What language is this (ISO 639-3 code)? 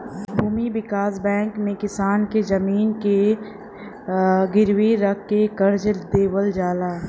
bho